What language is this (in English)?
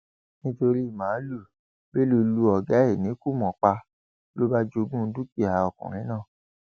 Yoruba